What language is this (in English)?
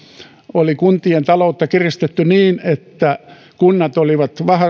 Finnish